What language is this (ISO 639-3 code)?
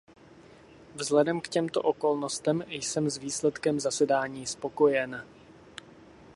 ces